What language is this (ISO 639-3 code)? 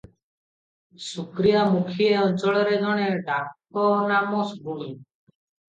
ori